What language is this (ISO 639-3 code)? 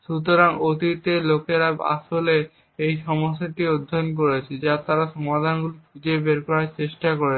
ben